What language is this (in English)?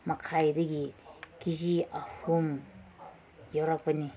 Manipuri